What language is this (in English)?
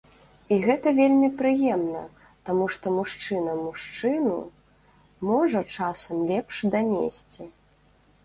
Belarusian